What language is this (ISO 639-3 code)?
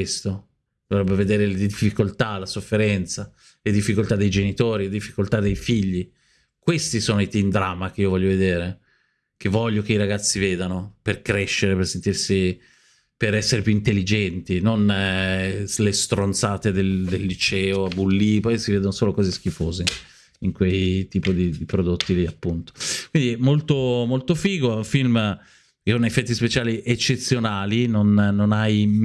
ita